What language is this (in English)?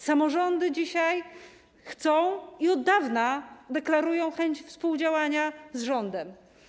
Polish